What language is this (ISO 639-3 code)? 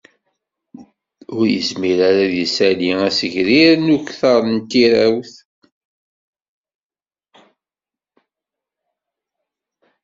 kab